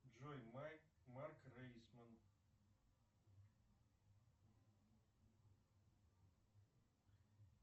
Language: Russian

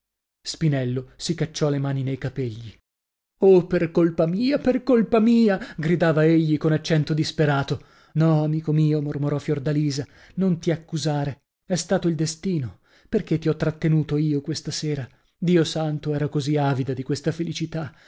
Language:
Italian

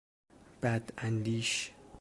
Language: Persian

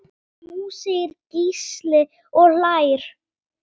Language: Icelandic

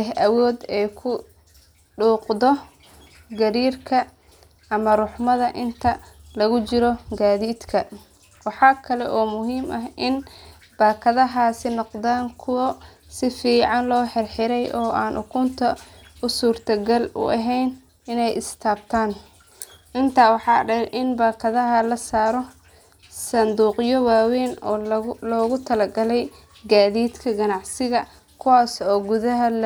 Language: Somali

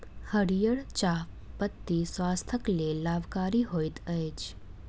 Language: Maithili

